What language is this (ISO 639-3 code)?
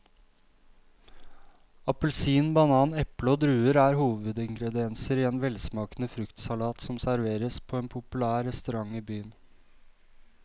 nor